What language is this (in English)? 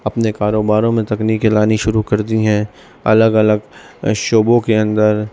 Urdu